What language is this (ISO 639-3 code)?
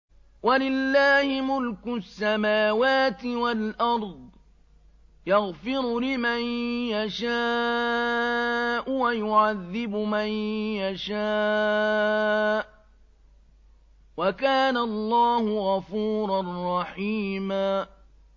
ara